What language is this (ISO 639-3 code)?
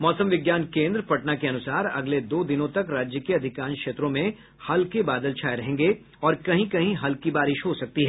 hin